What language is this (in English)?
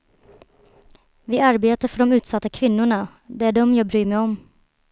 Swedish